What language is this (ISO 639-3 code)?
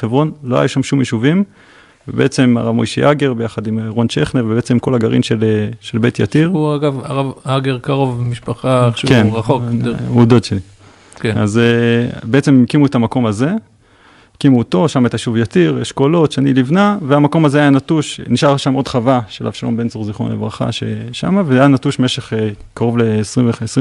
heb